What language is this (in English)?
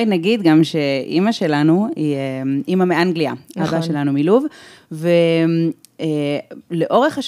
Hebrew